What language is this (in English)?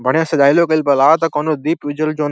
Bhojpuri